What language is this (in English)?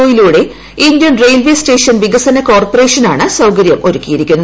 Malayalam